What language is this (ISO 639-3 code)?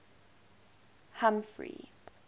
eng